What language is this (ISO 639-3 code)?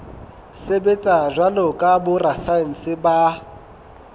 sot